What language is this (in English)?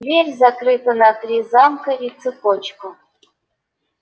Russian